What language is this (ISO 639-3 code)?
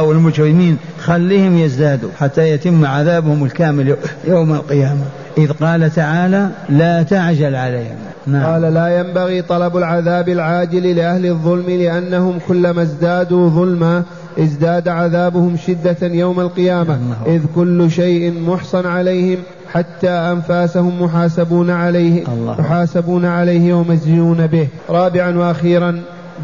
ara